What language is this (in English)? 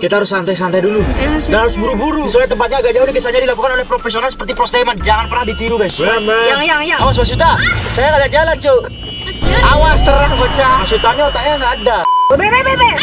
Indonesian